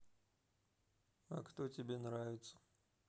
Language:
Russian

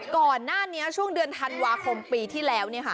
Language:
Thai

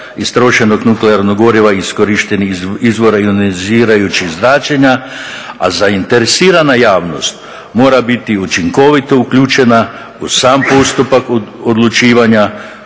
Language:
Croatian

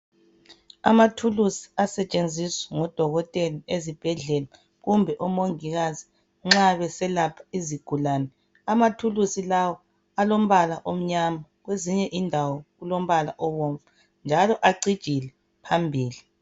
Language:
North Ndebele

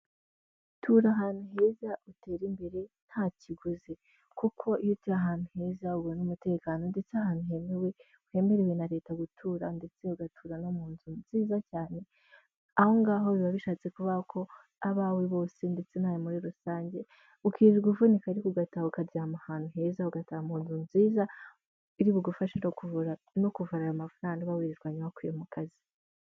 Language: Kinyarwanda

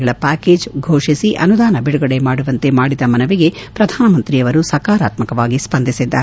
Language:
Kannada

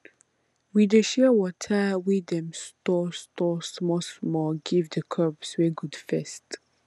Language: Nigerian Pidgin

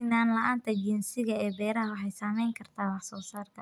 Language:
Somali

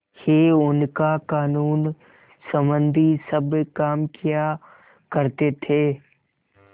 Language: Hindi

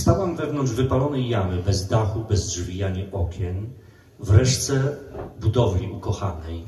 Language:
Polish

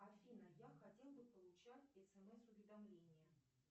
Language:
Russian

